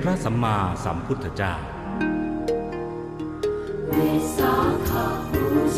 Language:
Thai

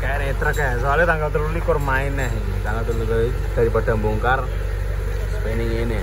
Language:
Indonesian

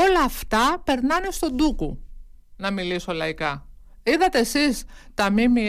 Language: Greek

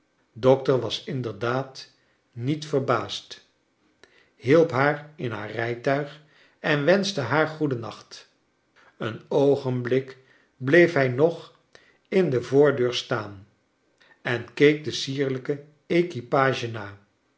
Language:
Dutch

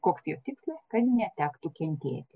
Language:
Lithuanian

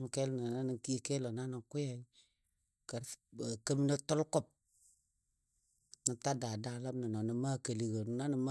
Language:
Dadiya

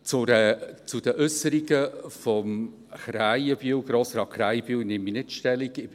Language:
Swiss German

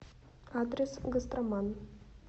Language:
Russian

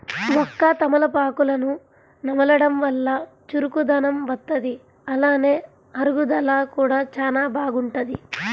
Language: Telugu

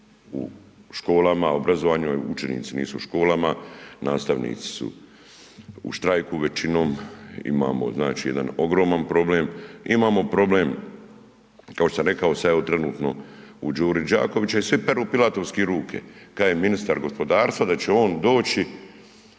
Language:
Croatian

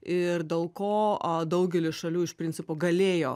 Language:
Lithuanian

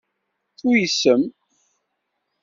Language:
Kabyle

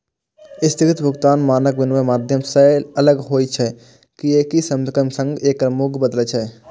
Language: Maithili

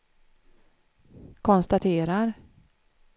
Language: Swedish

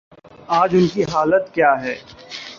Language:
Urdu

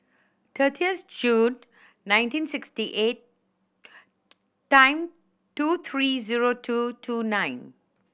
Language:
English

